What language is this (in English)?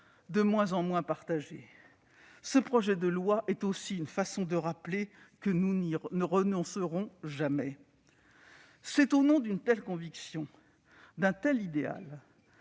French